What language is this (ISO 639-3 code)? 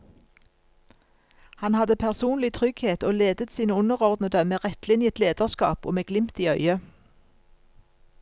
nor